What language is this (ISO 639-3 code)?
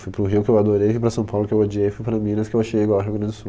por